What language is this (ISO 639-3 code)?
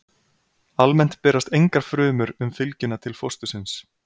isl